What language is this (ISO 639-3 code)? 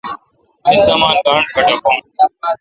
xka